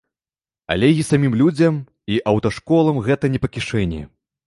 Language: Belarusian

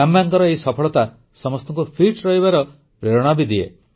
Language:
Odia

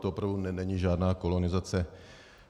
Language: Czech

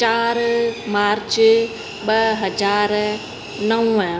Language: Sindhi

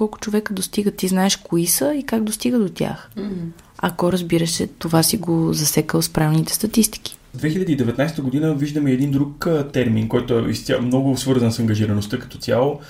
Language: Bulgarian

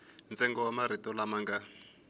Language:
Tsonga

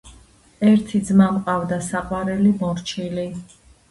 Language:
Georgian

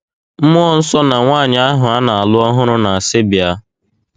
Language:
Igbo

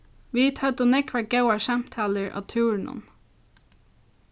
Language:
Faroese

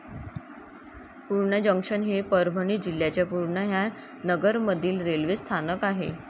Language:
Marathi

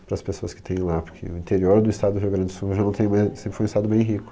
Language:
Portuguese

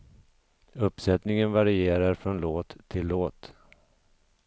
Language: Swedish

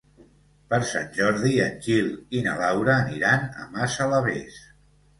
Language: Catalan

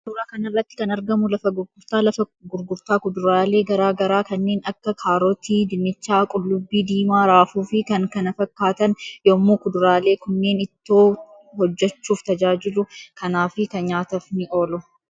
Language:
Oromo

